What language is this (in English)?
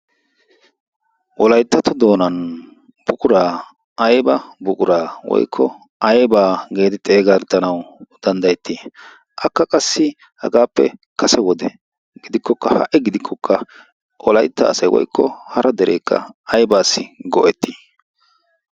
Wolaytta